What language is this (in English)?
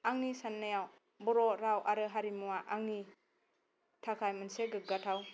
Bodo